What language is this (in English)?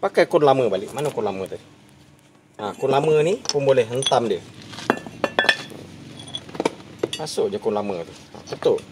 Malay